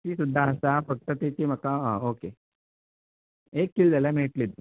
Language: Konkani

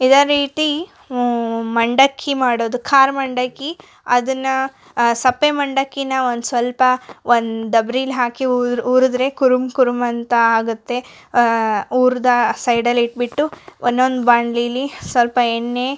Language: Kannada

